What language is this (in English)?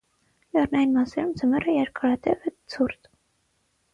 Armenian